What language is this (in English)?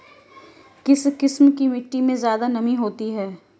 Hindi